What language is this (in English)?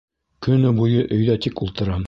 Bashkir